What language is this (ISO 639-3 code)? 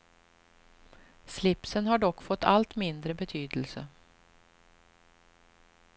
swe